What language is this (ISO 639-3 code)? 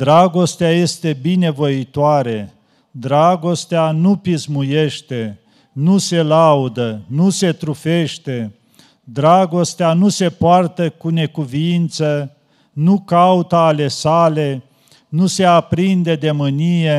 ron